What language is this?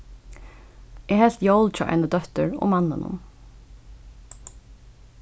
Faroese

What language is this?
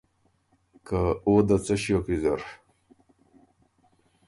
Ormuri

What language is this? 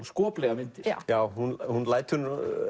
Icelandic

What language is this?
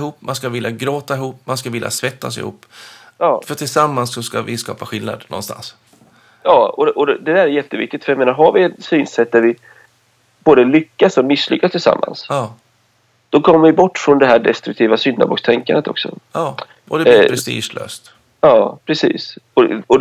Swedish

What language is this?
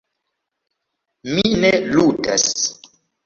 Esperanto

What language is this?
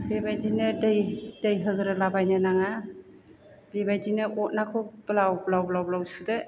Bodo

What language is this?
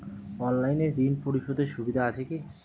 Bangla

